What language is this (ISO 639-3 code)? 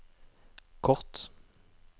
nor